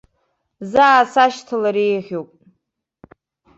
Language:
Abkhazian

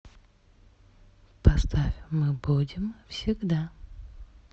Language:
Russian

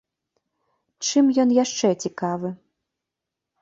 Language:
Belarusian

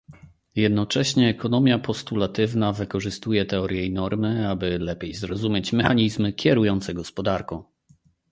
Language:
Polish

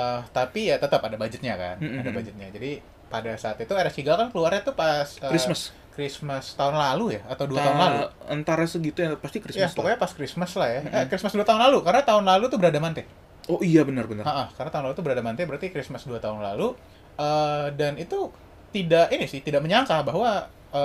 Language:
Indonesian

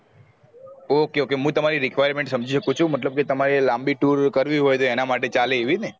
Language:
Gujarati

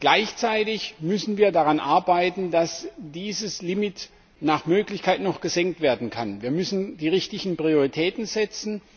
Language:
German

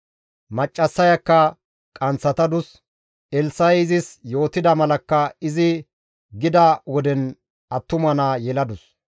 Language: Gamo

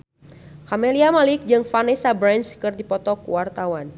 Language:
Sundanese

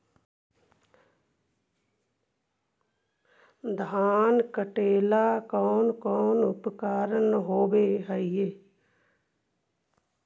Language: Magahi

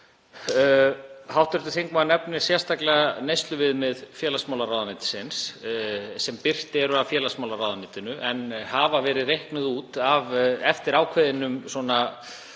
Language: Icelandic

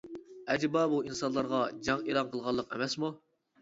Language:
Uyghur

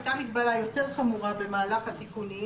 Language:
Hebrew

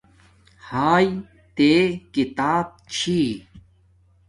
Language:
Domaaki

